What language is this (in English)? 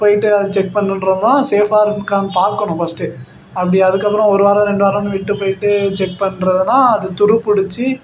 Tamil